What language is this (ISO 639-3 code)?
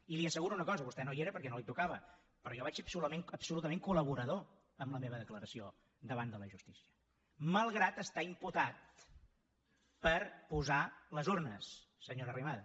cat